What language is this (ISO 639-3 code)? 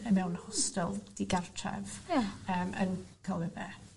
cym